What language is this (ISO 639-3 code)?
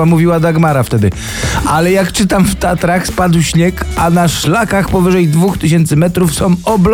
pol